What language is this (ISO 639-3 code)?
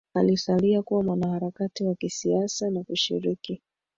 swa